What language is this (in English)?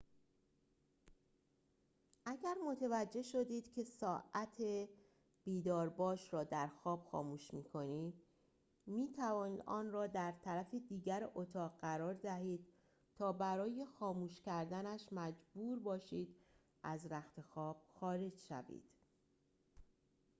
Persian